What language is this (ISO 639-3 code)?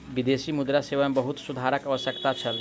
mai